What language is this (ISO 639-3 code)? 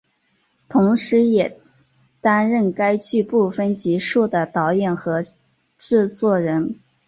zho